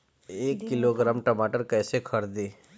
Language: Bhojpuri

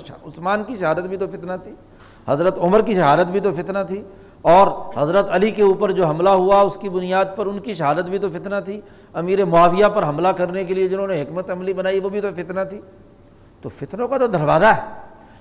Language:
Urdu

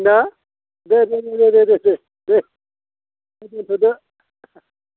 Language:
Bodo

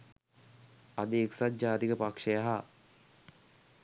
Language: Sinhala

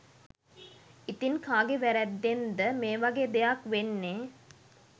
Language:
Sinhala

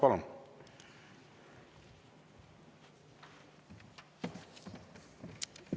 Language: Estonian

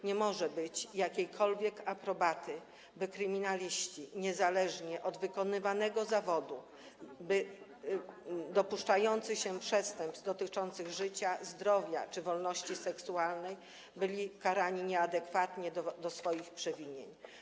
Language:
Polish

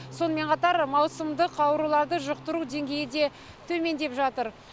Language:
Kazakh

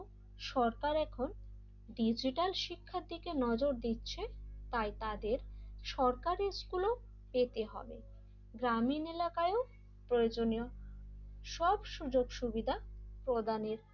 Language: Bangla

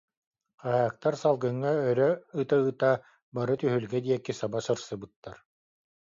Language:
Yakut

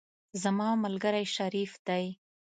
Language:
Pashto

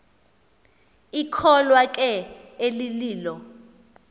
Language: Xhosa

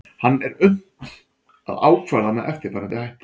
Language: Icelandic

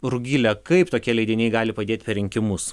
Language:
Lithuanian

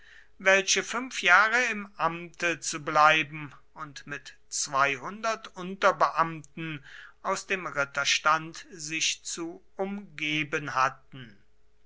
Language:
German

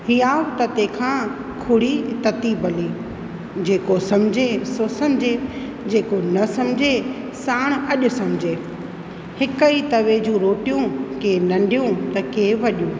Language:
Sindhi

